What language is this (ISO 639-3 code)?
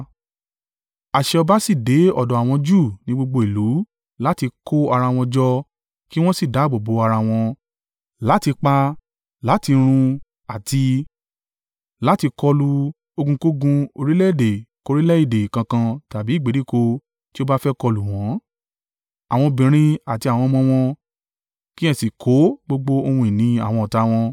yor